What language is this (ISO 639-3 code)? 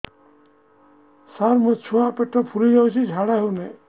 ori